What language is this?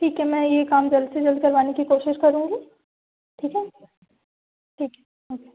Hindi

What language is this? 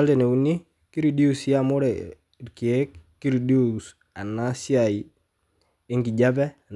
Masai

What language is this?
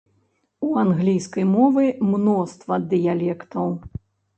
Belarusian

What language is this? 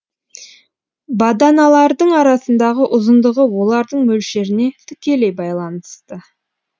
Kazakh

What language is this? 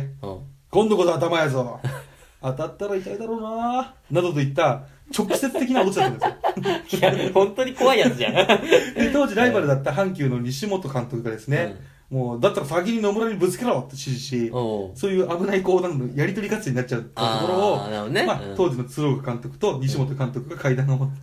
Japanese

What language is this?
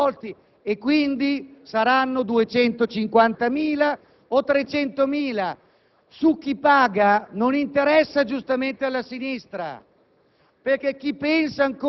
Italian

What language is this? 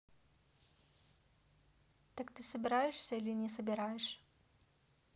Russian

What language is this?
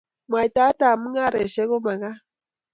Kalenjin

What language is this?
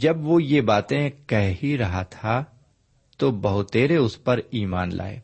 Urdu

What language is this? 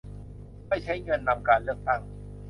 Thai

